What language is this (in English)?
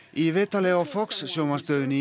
Icelandic